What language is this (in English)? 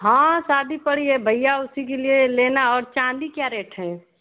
Hindi